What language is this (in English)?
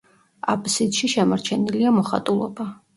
Georgian